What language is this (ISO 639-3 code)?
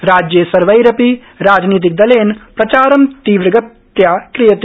san